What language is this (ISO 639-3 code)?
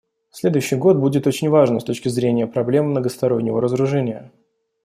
rus